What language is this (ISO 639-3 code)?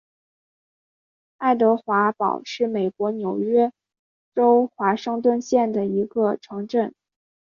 zho